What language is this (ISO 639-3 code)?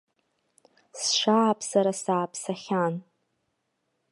abk